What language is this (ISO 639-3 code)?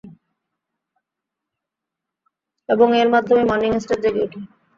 ben